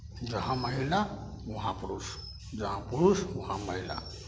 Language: Maithili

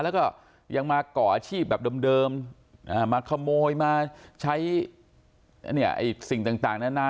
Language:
Thai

